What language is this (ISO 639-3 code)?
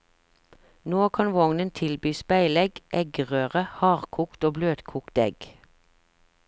nor